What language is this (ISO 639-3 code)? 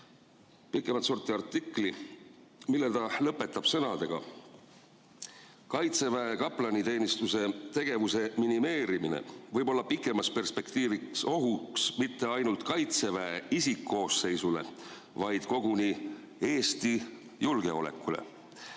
est